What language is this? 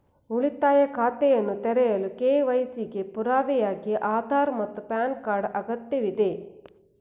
Kannada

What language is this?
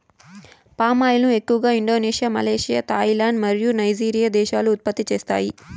Telugu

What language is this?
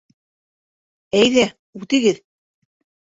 Bashkir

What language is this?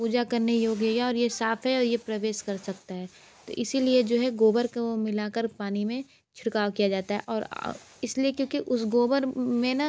Hindi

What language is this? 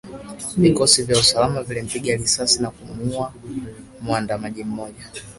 Swahili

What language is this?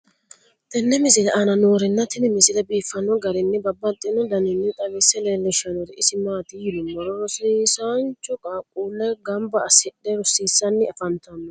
Sidamo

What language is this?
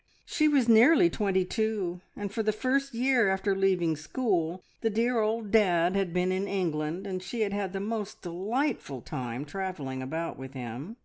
English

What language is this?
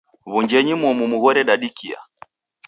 Taita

